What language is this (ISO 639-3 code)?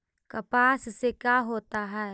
mag